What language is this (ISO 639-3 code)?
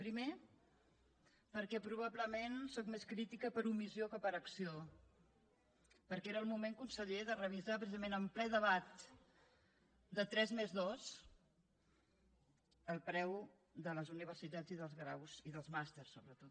cat